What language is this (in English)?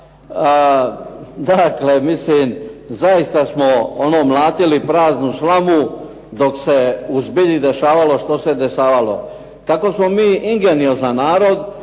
Croatian